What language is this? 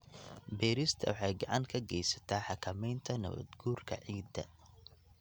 Somali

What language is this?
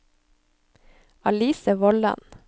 Norwegian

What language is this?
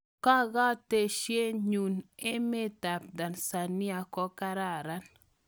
Kalenjin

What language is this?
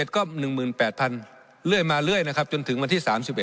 Thai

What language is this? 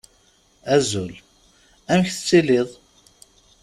Kabyle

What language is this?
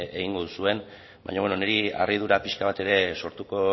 Basque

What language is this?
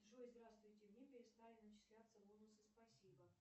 Russian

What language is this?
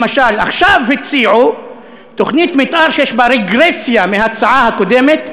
Hebrew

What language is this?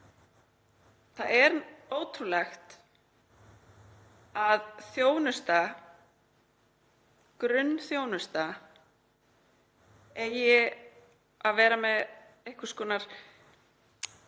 Icelandic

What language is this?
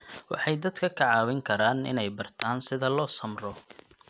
Somali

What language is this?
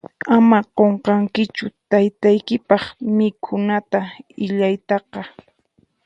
Puno Quechua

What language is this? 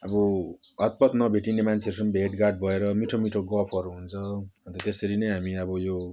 Nepali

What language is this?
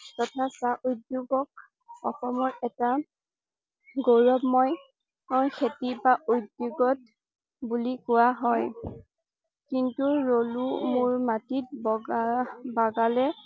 Assamese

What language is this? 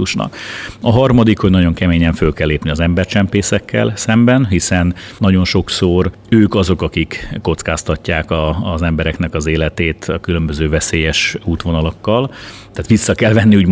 Hungarian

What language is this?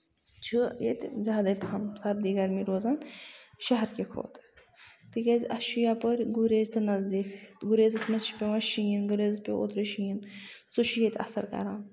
Kashmiri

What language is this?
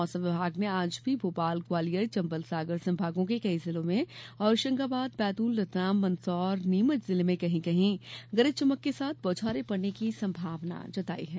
Hindi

